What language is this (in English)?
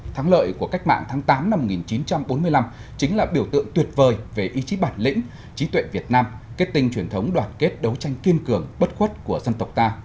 Vietnamese